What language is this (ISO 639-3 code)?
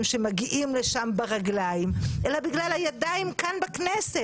heb